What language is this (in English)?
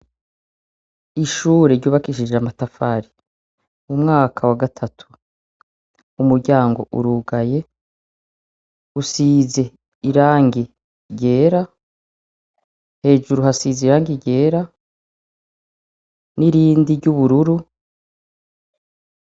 Rundi